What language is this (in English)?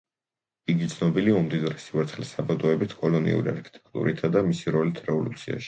Georgian